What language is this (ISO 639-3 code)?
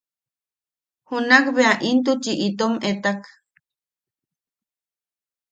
yaq